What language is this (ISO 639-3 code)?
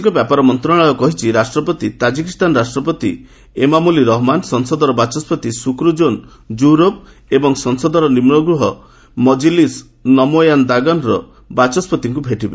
ori